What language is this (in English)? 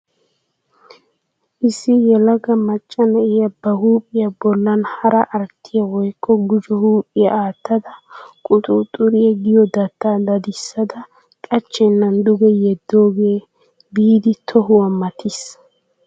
Wolaytta